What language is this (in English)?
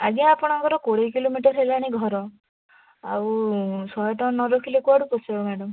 Odia